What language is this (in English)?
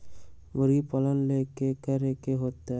Magahi